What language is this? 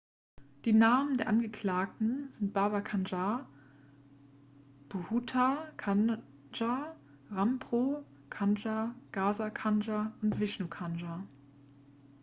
German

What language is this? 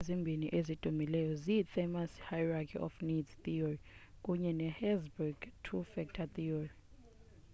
Xhosa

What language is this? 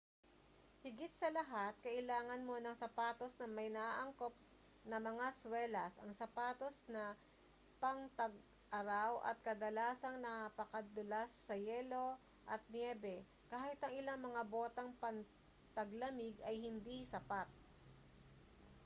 Filipino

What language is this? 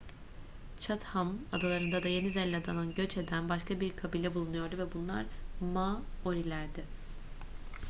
Turkish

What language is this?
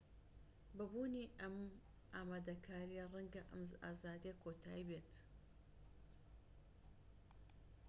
Central Kurdish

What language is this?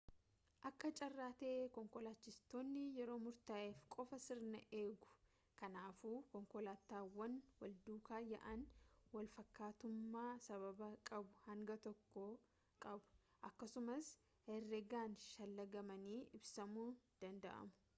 Oromo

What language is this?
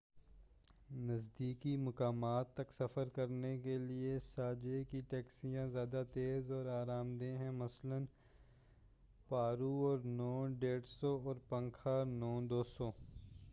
Urdu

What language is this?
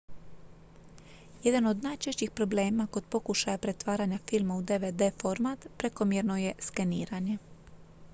Croatian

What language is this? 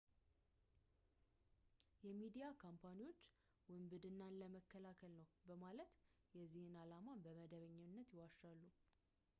Amharic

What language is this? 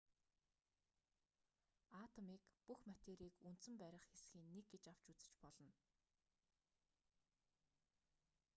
Mongolian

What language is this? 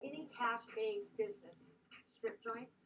Welsh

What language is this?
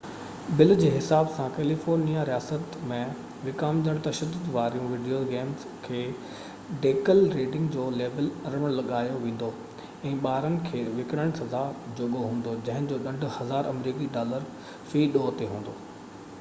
Sindhi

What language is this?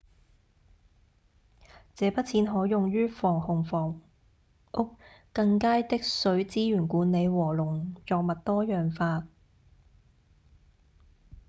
Cantonese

